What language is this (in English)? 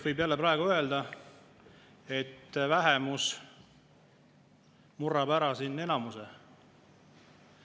Estonian